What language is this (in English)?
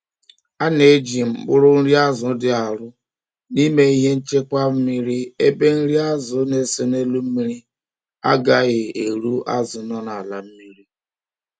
Igbo